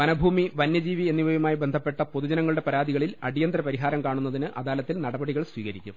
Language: Malayalam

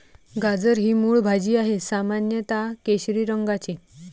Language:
Marathi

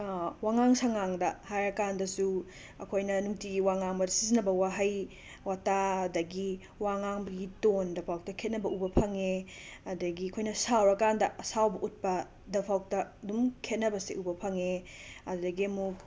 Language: Manipuri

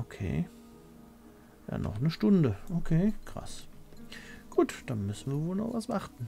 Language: German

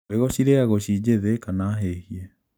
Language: Kikuyu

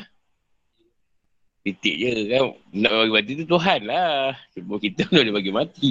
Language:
Malay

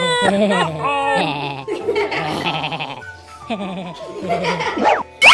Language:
English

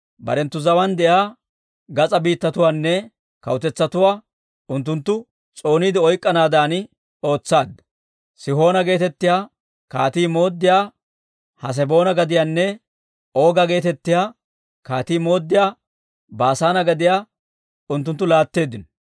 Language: Dawro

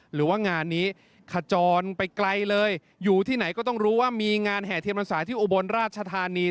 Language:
Thai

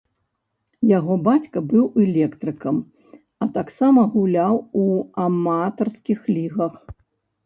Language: Belarusian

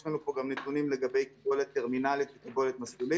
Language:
Hebrew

